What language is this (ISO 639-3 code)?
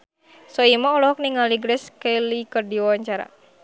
sun